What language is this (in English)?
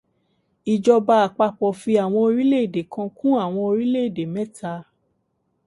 Yoruba